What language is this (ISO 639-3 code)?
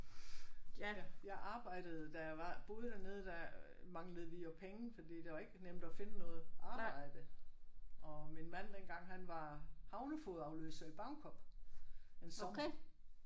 dan